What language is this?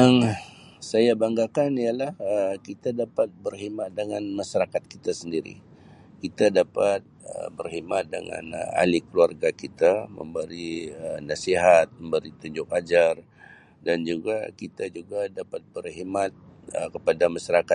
Sabah Malay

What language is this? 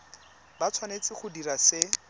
Tswana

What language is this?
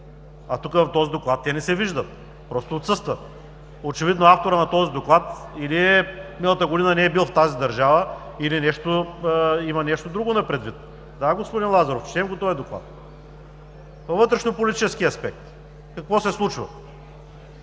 Bulgarian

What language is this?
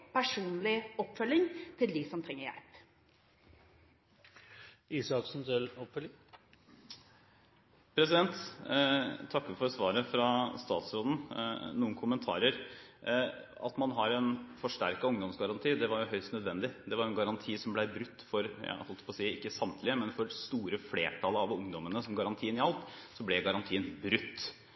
Norwegian Bokmål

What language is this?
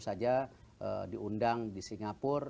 Indonesian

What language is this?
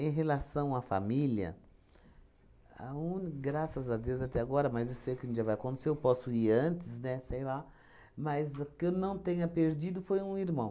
Portuguese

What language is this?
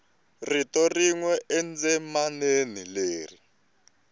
Tsonga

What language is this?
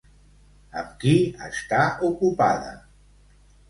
Catalan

